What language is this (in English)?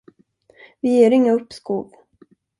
Swedish